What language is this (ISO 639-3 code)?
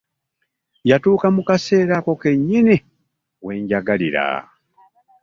lug